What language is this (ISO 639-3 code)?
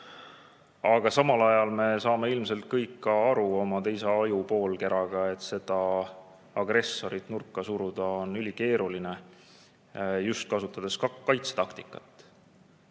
est